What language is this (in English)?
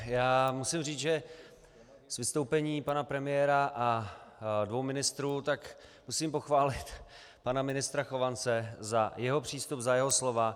Czech